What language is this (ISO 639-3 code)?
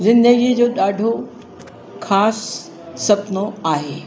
snd